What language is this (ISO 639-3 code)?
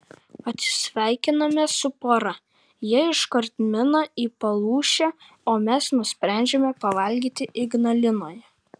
lit